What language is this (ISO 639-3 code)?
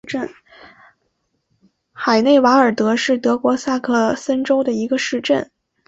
zho